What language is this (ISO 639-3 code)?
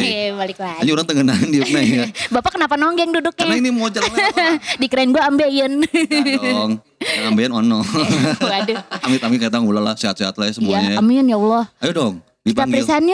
ind